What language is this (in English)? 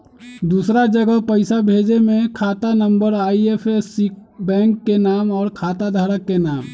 Magahi